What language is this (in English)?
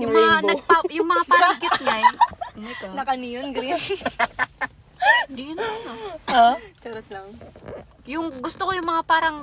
Filipino